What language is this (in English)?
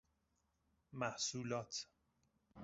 Persian